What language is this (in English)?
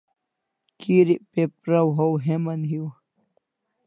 Kalasha